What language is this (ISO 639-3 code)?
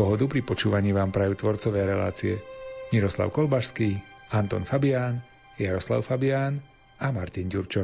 slk